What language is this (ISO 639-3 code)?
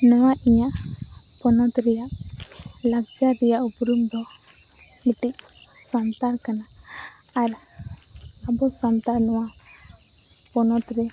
sat